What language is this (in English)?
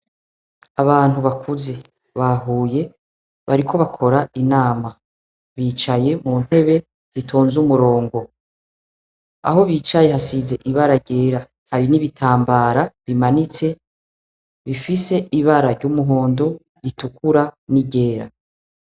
Rundi